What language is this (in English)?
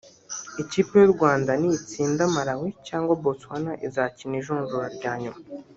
Kinyarwanda